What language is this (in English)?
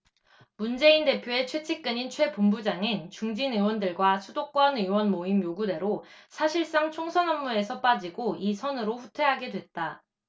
Korean